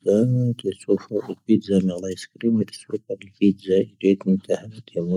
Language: Tahaggart Tamahaq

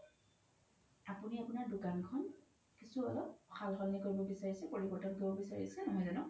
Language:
Assamese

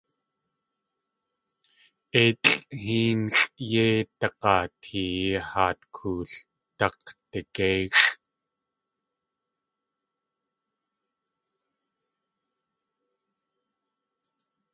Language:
Tlingit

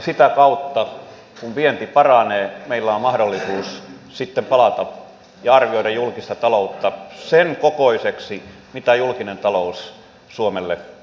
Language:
Finnish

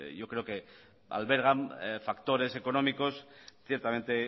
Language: Spanish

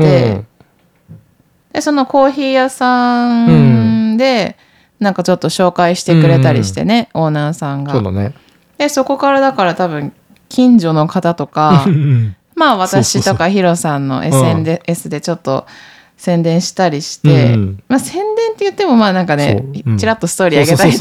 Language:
Japanese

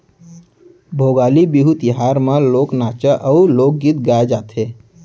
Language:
Chhattisgarhi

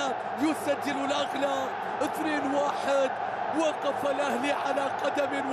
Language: Arabic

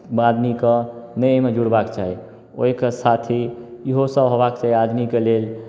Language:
Maithili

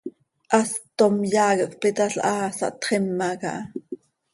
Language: Seri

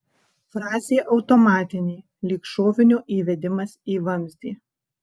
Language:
Lithuanian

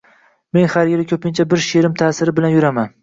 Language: Uzbek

